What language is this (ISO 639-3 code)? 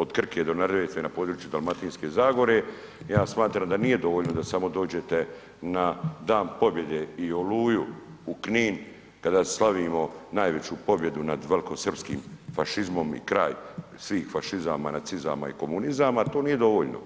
hrv